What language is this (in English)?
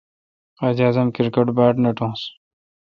Kalkoti